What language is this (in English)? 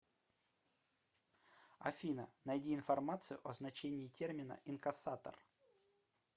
Russian